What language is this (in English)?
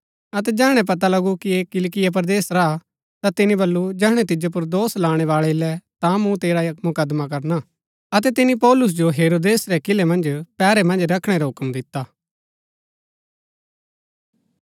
Gaddi